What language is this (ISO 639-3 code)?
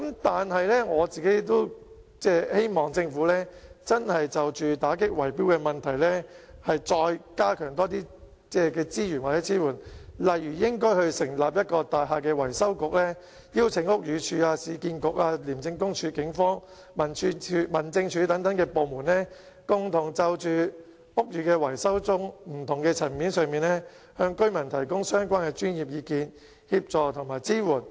yue